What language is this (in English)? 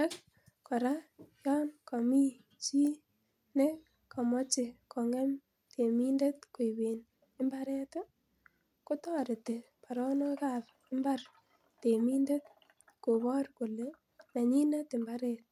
Kalenjin